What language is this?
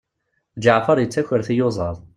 Kabyle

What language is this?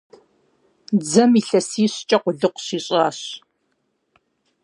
Kabardian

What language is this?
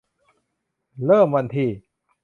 Thai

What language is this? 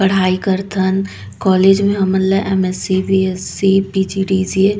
Chhattisgarhi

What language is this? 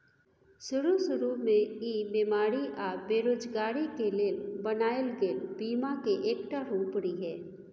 Maithili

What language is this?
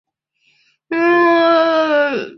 Chinese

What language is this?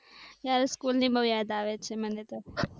Gujarati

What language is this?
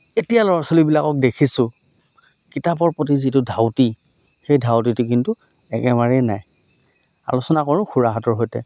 Assamese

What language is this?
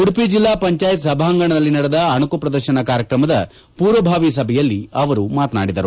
Kannada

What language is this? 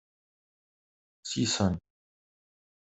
Kabyle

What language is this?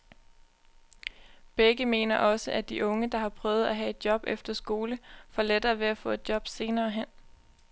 Danish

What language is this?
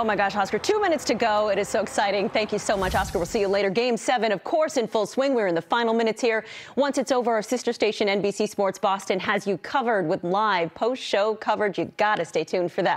English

